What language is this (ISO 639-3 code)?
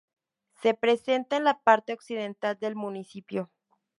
spa